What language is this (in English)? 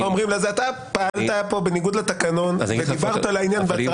Hebrew